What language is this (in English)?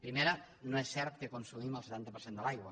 Catalan